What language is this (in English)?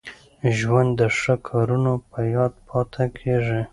Pashto